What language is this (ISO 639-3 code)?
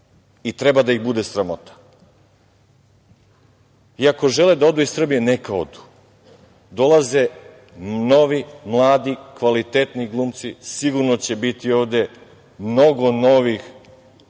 srp